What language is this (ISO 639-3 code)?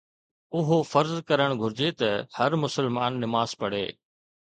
snd